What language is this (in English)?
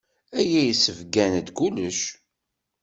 Kabyle